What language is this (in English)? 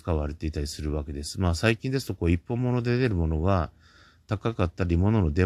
Japanese